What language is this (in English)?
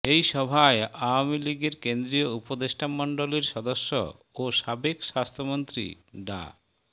Bangla